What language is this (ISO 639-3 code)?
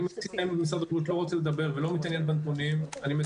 heb